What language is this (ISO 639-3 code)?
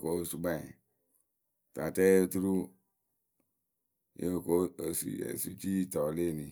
keu